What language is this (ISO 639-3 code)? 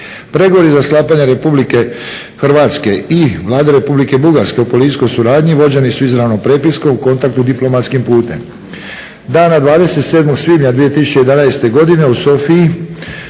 hrv